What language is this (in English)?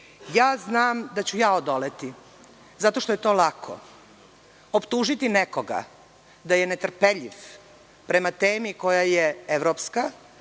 Serbian